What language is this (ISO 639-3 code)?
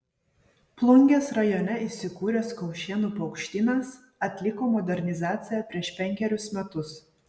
lit